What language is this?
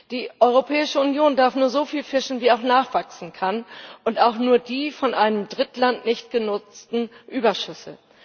German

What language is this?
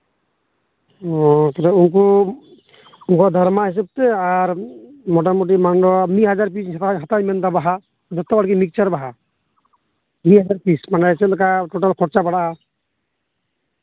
Santali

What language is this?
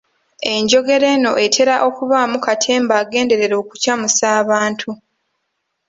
Ganda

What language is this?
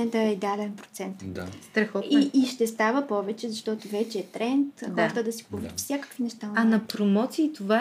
Bulgarian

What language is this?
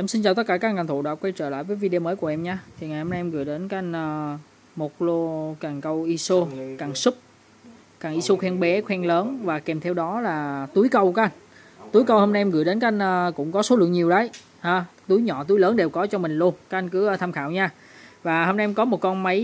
Vietnamese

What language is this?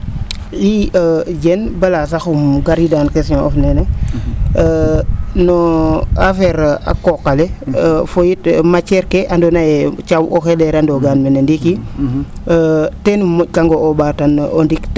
Serer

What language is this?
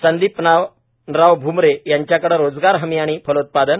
Marathi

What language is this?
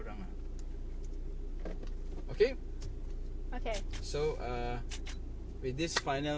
Thai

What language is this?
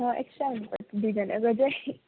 Nepali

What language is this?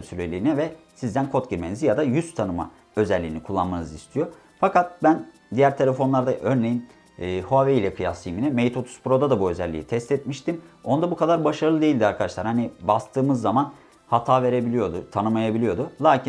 Turkish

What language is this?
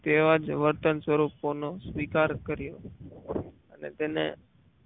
Gujarati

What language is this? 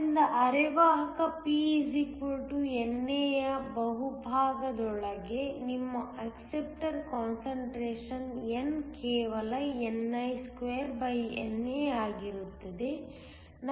Kannada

